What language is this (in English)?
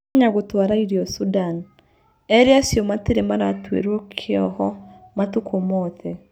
Kikuyu